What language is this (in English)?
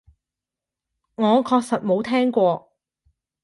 Cantonese